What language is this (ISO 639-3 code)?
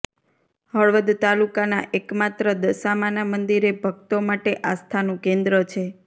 guj